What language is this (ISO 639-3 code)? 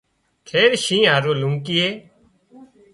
kxp